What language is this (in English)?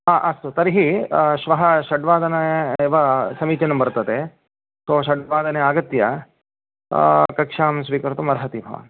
Sanskrit